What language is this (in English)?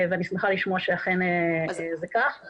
Hebrew